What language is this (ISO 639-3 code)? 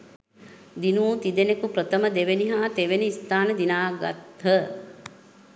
sin